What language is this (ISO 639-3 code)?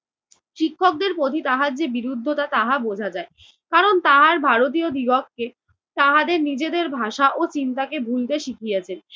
ben